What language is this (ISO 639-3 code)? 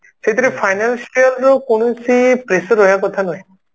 ori